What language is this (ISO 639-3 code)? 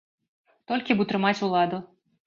bel